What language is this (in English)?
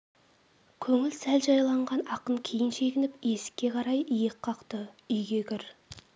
Kazakh